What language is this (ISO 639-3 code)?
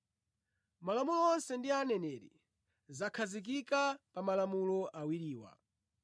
nya